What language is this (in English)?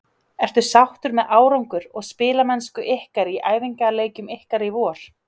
Icelandic